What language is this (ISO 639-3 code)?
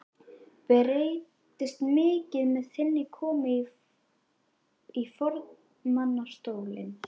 isl